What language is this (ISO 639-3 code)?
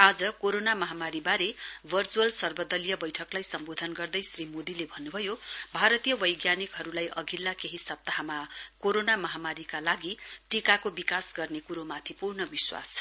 nep